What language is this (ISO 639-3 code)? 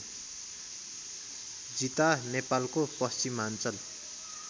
nep